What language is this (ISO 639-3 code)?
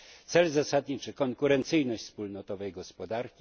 pol